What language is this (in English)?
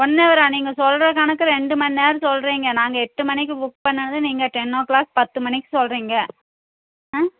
Tamil